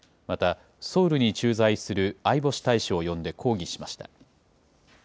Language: Japanese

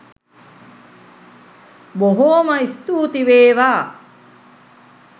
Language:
Sinhala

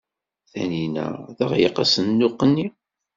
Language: Kabyle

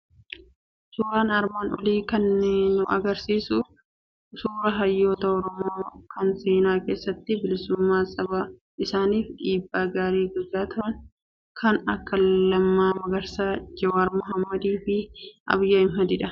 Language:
Oromo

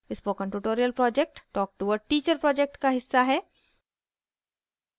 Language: Hindi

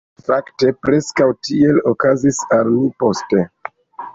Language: Esperanto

